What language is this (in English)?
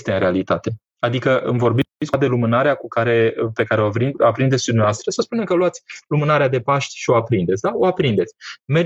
Romanian